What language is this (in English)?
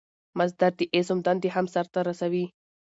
Pashto